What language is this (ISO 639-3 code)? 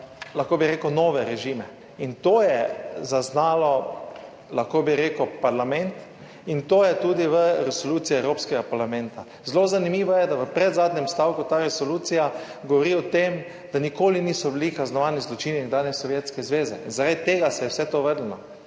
slv